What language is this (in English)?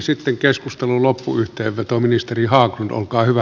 Finnish